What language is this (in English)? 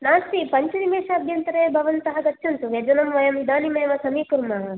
Sanskrit